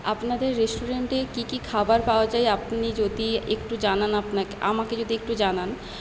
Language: Bangla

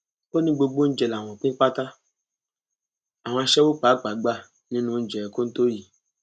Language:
Yoruba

